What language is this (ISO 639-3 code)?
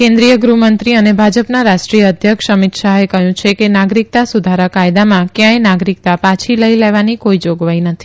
guj